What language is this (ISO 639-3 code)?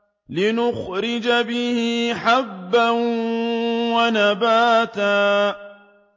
ara